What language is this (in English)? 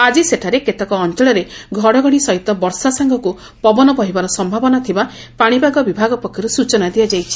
Odia